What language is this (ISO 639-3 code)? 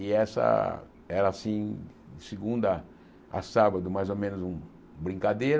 por